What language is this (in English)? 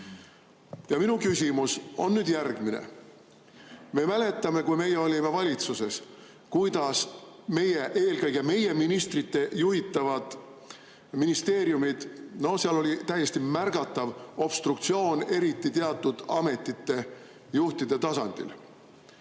Estonian